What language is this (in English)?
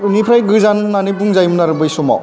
Bodo